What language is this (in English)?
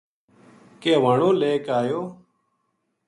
Gujari